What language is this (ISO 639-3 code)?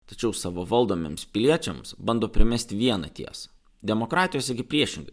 lit